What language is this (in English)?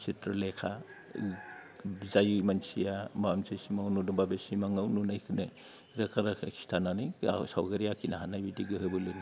Bodo